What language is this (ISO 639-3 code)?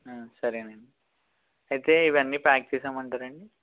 tel